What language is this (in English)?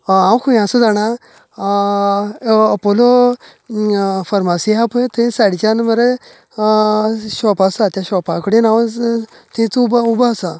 Konkani